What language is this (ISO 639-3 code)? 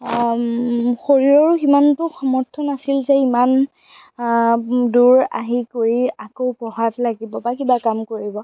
asm